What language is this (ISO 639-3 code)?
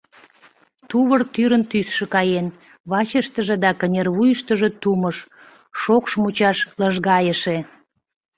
chm